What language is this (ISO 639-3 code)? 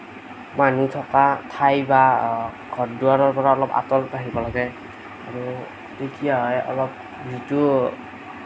asm